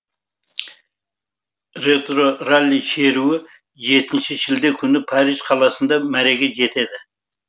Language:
Kazakh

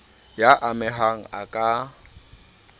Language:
Southern Sotho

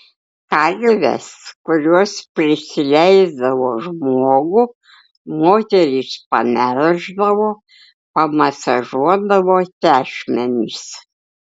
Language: Lithuanian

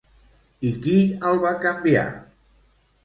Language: Catalan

